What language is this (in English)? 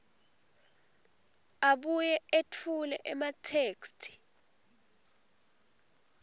Swati